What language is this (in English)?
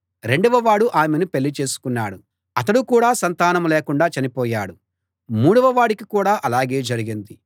Telugu